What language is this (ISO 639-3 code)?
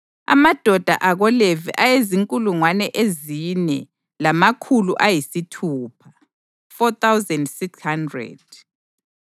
nde